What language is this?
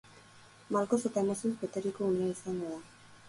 Basque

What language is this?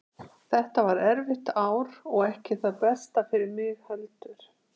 Icelandic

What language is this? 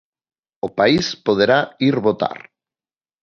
Galician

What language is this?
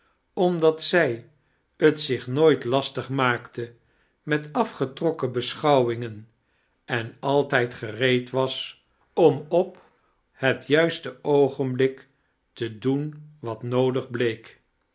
Dutch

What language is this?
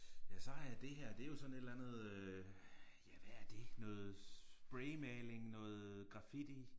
Danish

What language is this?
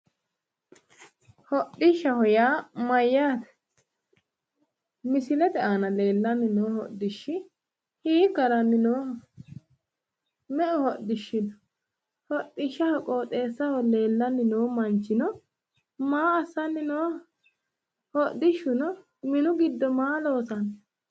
Sidamo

